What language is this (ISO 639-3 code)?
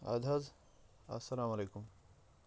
kas